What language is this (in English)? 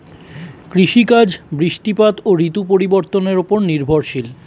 Bangla